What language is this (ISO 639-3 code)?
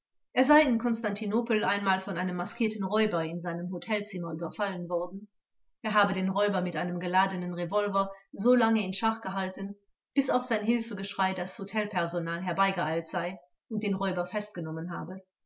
deu